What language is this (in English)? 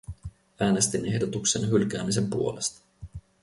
Finnish